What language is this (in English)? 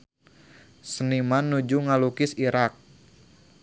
Sundanese